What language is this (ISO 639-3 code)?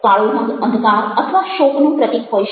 guj